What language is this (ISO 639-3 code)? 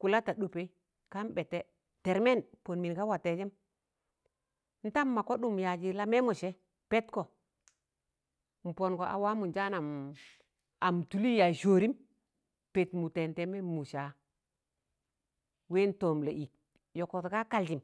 tan